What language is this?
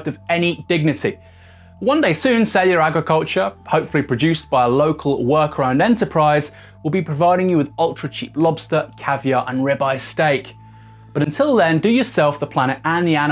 English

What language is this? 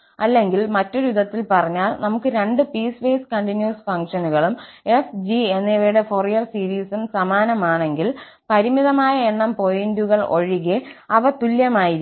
Malayalam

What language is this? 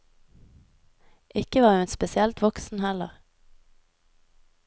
Norwegian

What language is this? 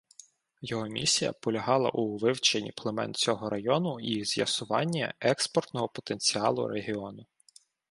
Ukrainian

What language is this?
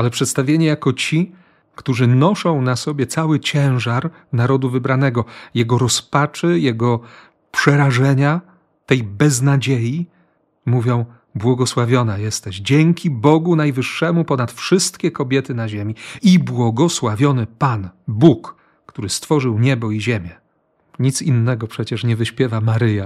Polish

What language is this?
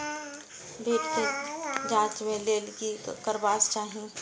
Maithili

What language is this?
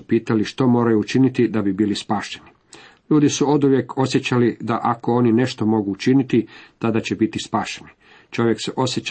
Croatian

